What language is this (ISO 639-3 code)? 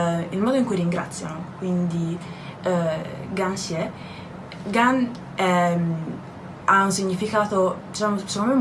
ita